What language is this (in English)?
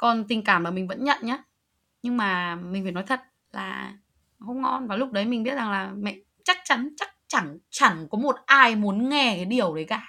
Vietnamese